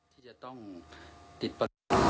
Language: Thai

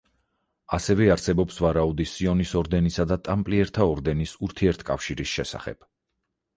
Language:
Georgian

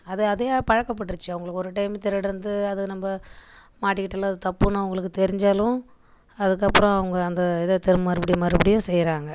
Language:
Tamil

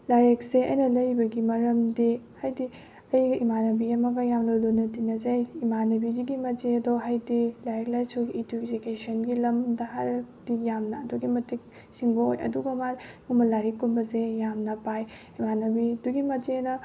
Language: Manipuri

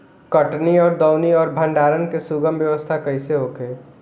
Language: Bhojpuri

